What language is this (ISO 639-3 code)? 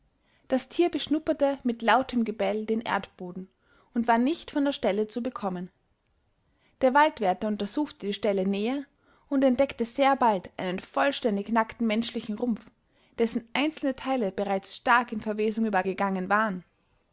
deu